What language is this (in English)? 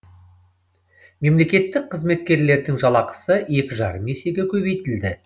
Kazakh